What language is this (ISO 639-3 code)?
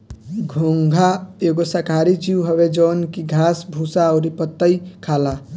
bho